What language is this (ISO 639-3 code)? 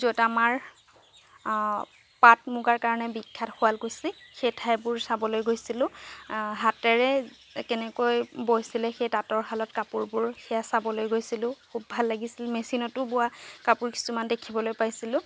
asm